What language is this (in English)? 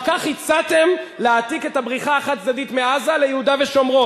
Hebrew